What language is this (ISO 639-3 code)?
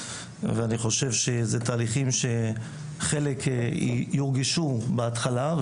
heb